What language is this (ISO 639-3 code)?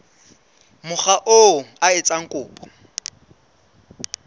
sot